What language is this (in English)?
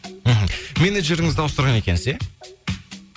Kazakh